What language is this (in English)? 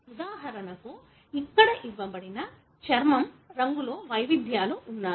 Telugu